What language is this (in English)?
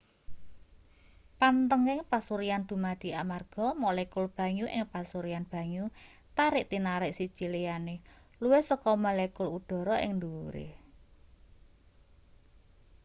Javanese